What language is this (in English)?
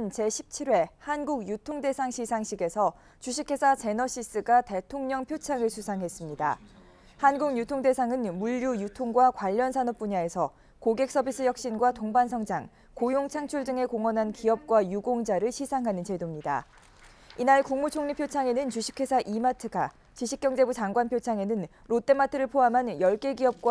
Korean